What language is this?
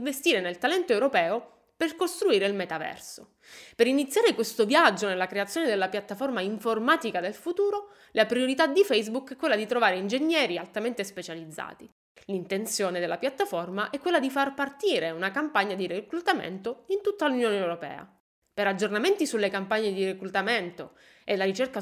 Italian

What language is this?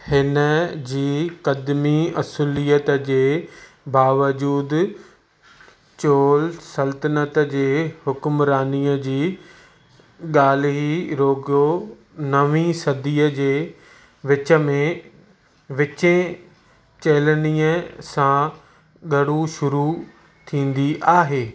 Sindhi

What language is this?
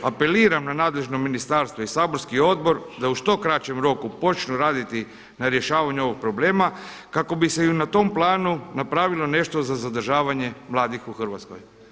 Croatian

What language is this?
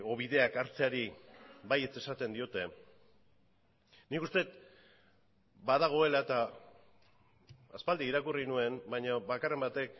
Basque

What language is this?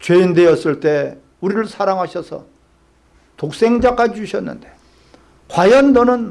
Korean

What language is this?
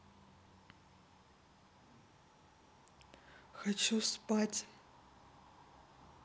Russian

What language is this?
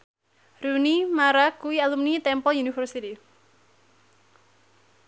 Javanese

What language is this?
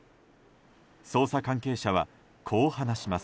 Japanese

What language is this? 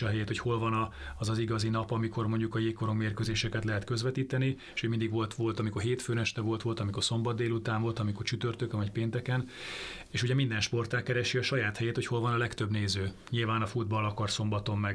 Hungarian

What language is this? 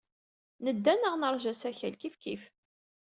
Kabyle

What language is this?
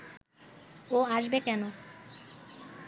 Bangla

